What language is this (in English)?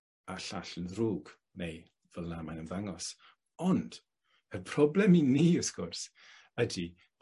Welsh